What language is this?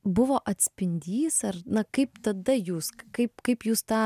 Lithuanian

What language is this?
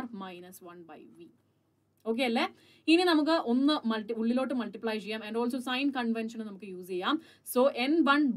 Malayalam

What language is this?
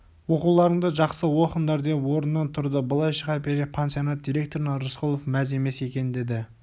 Kazakh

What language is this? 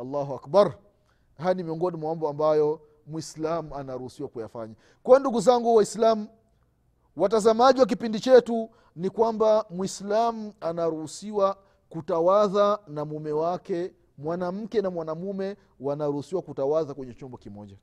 Swahili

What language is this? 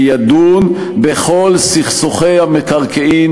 Hebrew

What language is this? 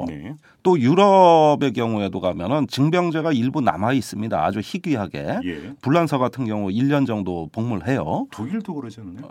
Korean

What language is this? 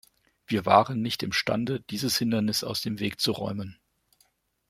German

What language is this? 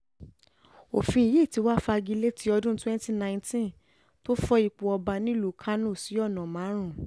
Yoruba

